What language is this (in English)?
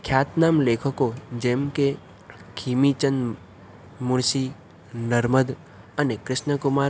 Gujarati